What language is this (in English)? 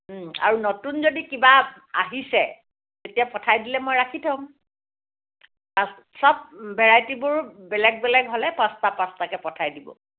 Assamese